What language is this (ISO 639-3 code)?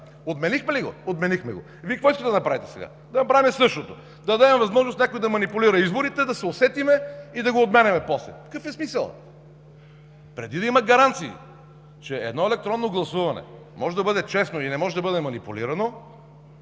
bul